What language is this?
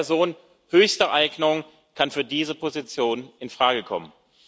German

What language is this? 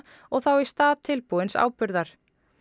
Icelandic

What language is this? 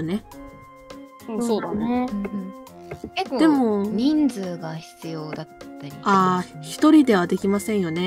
Japanese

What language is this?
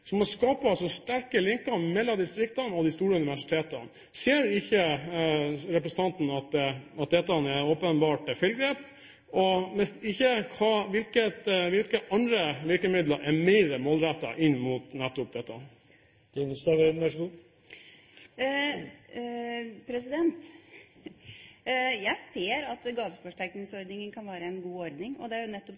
Norwegian Bokmål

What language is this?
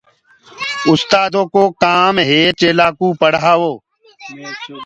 Gurgula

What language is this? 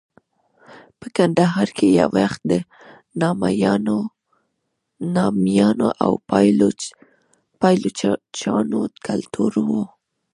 Pashto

